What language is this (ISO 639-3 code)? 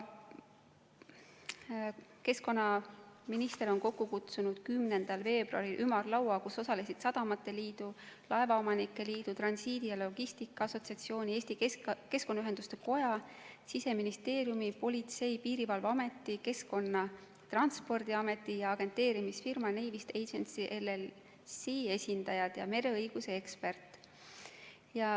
est